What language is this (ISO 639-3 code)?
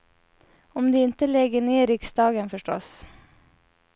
swe